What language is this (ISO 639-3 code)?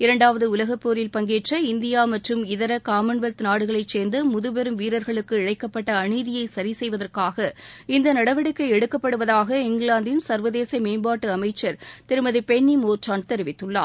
tam